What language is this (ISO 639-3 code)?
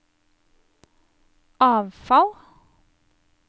nor